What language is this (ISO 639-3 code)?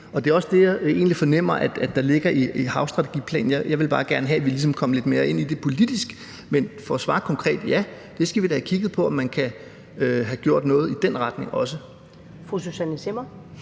dan